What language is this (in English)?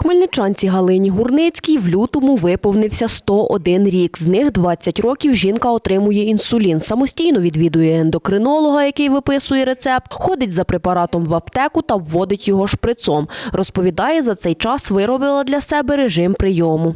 Ukrainian